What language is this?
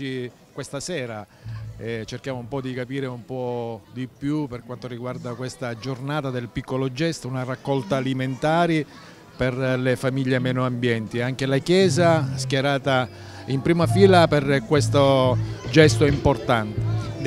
Italian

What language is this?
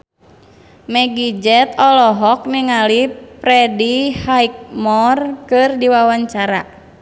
Sundanese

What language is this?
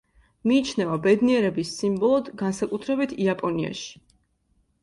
Georgian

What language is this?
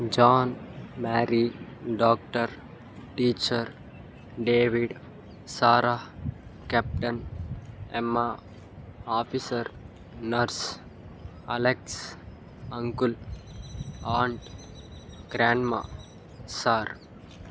Telugu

